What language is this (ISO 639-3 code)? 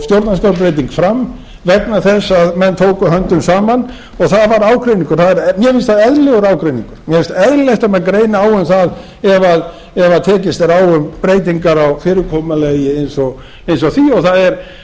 isl